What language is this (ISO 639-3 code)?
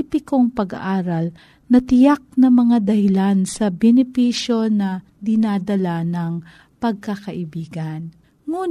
fil